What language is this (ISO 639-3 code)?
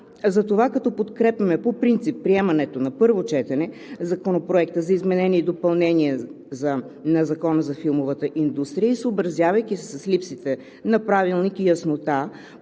bul